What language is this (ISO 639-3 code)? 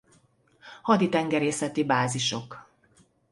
hun